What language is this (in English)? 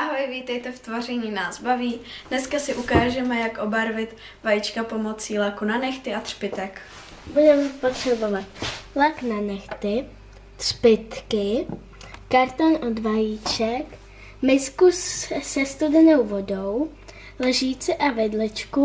Czech